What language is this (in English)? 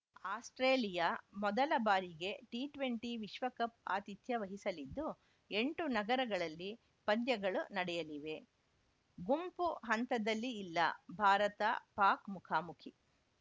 Kannada